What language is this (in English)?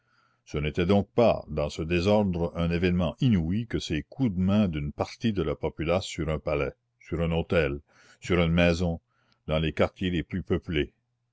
French